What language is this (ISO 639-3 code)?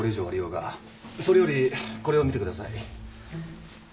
jpn